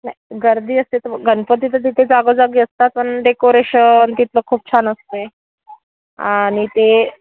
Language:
Marathi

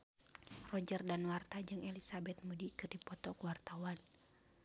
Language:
Sundanese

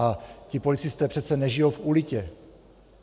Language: Czech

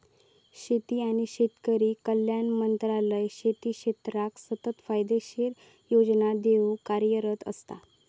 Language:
Marathi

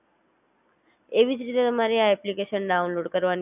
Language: Gujarati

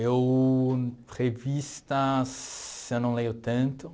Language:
Portuguese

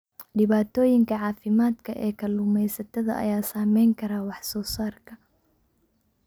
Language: Somali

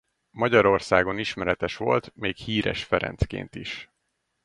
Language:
Hungarian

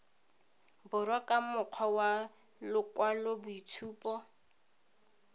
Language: Tswana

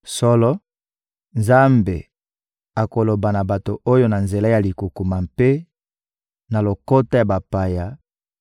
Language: Lingala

